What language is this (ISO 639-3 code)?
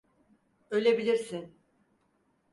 tur